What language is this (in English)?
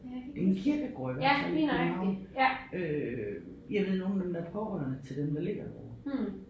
Danish